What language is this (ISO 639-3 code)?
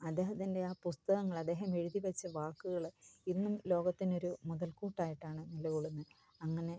mal